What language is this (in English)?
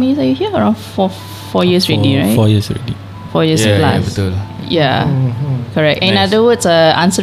Malay